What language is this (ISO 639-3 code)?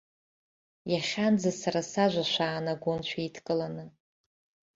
abk